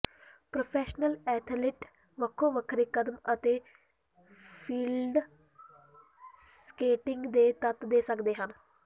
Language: Punjabi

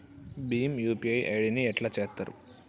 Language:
Telugu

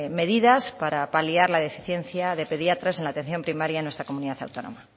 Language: Spanish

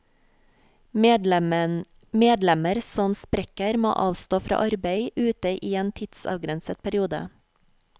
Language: Norwegian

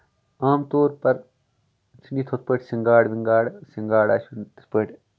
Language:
Kashmiri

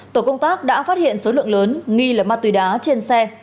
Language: Vietnamese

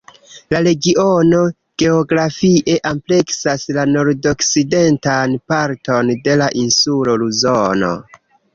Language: Esperanto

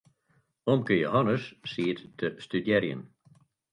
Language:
Western Frisian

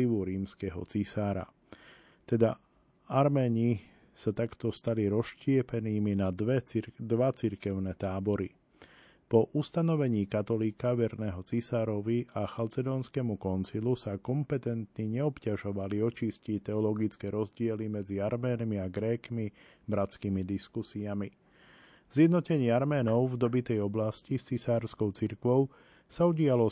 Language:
Slovak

